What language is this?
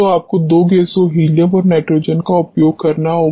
Hindi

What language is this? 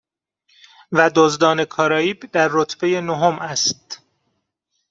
Persian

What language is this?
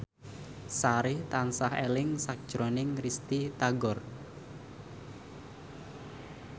Javanese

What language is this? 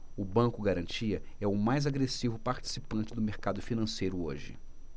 Portuguese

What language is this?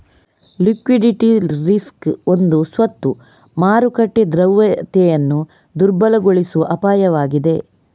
Kannada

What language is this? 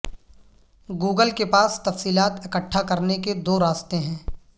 Urdu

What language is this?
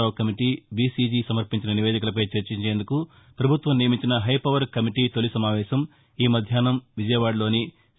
Telugu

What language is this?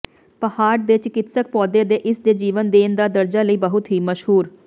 Punjabi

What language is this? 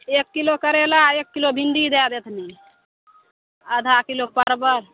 Maithili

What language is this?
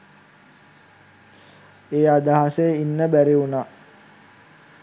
Sinhala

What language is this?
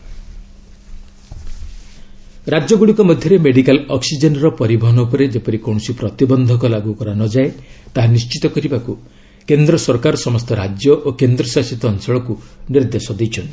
Odia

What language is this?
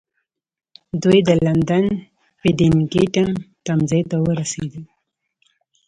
Pashto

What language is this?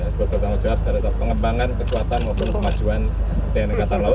Indonesian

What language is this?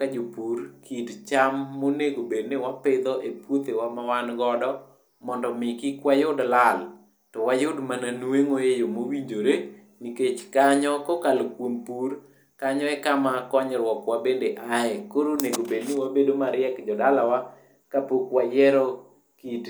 Luo (Kenya and Tanzania)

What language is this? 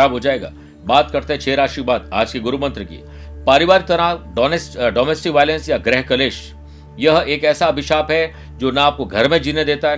Hindi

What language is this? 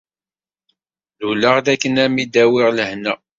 Kabyle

